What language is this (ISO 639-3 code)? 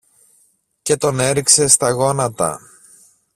ell